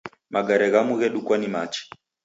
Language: Taita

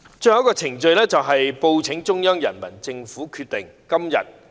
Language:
Cantonese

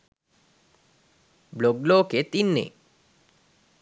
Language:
Sinhala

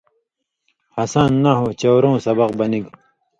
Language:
Indus Kohistani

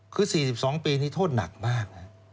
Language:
Thai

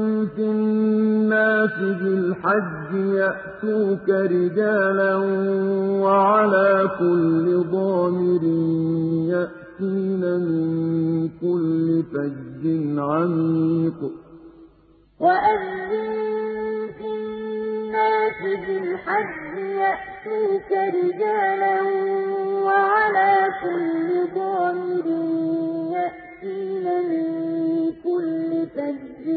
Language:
Arabic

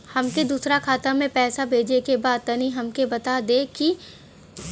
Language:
Bhojpuri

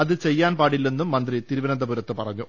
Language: Malayalam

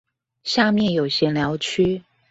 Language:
Chinese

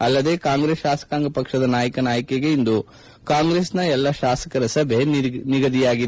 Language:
Kannada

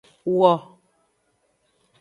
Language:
Aja (Benin)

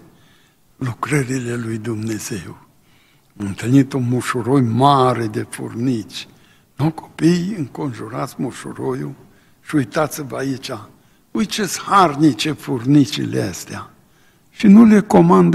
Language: Romanian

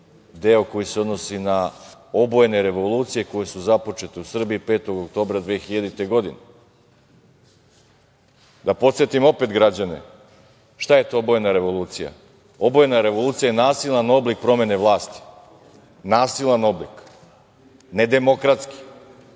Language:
Serbian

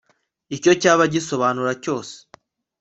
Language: Kinyarwanda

